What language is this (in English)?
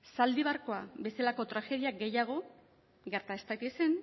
Basque